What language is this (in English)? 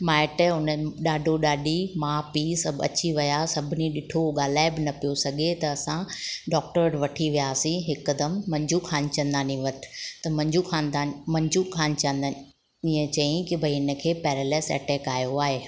Sindhi